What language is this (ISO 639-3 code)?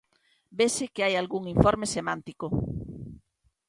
glg